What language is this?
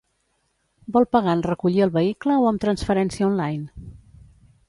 Catalan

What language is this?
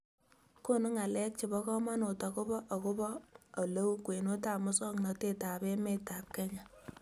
Kalenjin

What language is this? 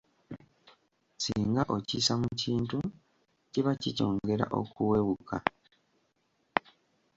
Ganda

